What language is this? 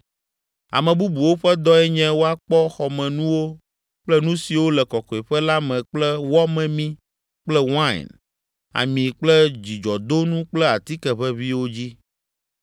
Ewe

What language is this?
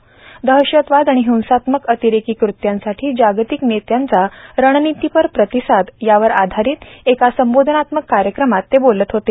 Marathi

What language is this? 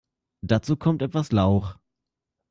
German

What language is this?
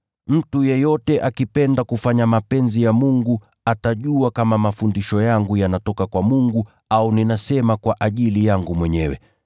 Swahili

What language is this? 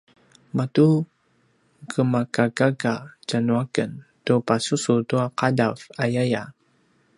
Paiwan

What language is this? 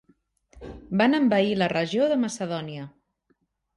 Catalan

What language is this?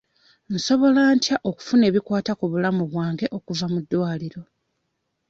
Ganda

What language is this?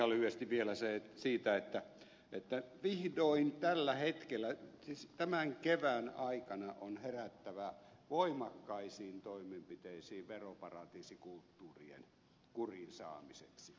Finnish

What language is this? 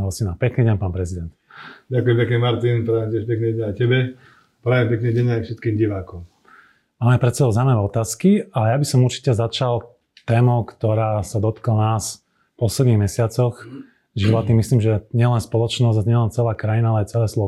Slovak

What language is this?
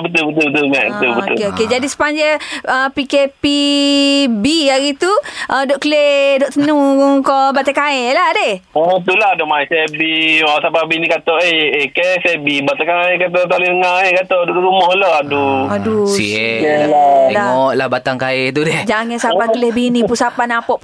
Malay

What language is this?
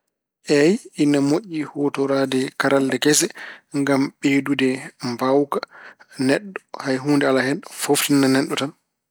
Fula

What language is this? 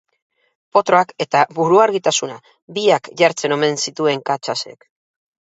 Basque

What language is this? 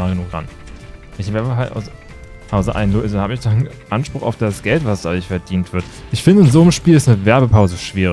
German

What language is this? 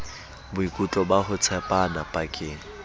Southern Sotho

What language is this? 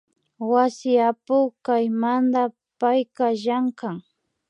Imbabura Highland Quichua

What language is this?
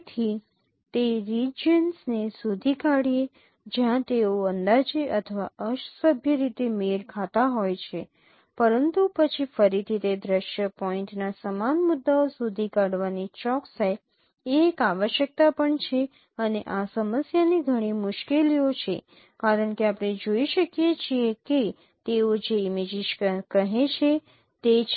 Gujarati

